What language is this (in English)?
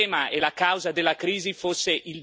Italian